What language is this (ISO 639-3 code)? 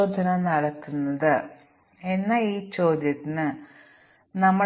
mal